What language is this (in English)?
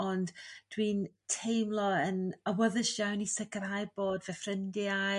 Welsh